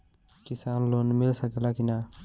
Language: Bhojpuri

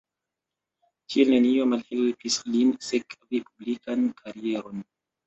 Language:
Esperanto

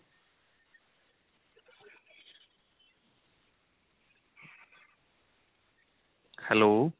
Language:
Punjabi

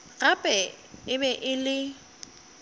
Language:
Northern Sotho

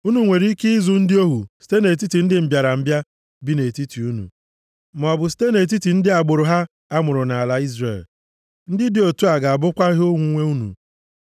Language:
Igbo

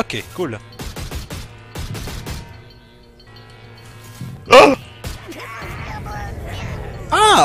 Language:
French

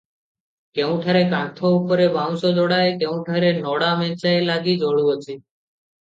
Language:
Odia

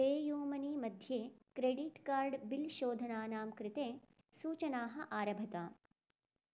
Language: Sanskrit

